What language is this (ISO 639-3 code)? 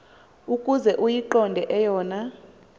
xho